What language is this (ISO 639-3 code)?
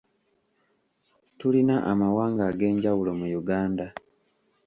lug